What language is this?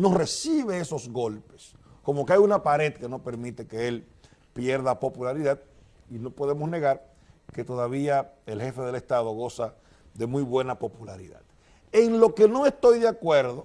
Spanish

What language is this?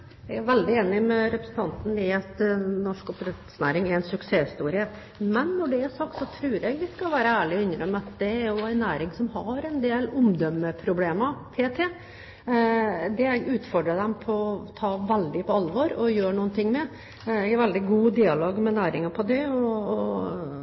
Norwegian Bokmål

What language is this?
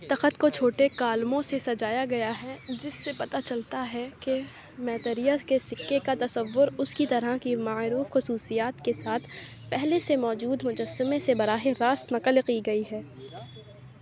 Urdu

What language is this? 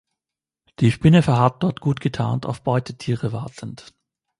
German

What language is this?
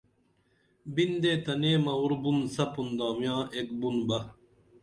Dameli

